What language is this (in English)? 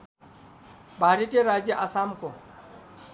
Nepali